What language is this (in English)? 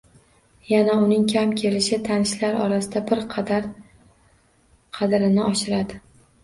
Uzbek